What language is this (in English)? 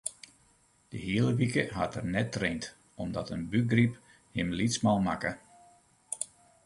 Western Frisian